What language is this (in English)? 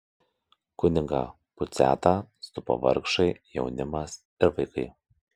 Lithuanian